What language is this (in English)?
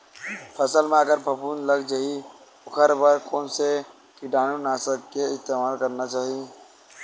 Chhattisgarhi